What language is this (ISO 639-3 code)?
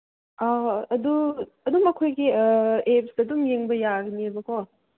mni